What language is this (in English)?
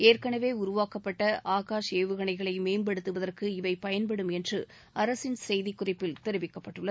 Tamil